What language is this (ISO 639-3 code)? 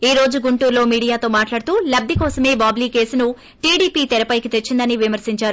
tel